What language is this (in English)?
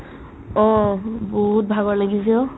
Assamese